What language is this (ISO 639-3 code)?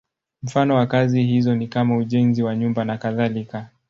swa